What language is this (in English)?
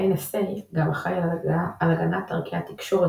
Hebrew